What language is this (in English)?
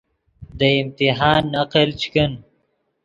Yidgha